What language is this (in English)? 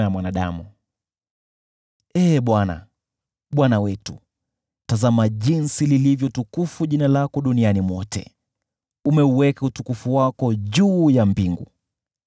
Swahili